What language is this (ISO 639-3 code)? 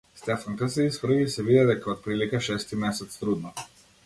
mkd